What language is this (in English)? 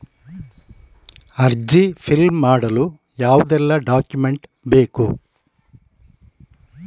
Kannada